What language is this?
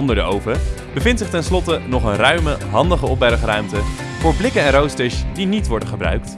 Dutch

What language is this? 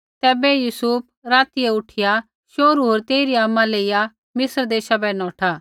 Kullu Pahari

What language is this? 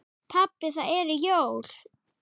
Icelandic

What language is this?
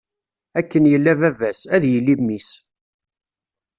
Kabyle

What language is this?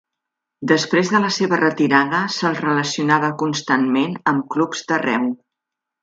Catalan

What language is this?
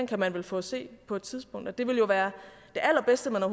Danish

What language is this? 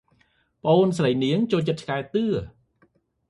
Khmer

